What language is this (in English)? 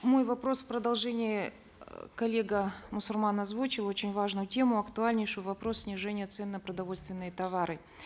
Kazakh